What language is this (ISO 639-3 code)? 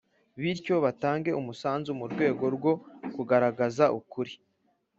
kin